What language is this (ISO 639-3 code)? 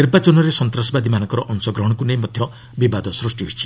ori